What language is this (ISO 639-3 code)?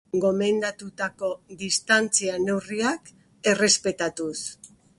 eus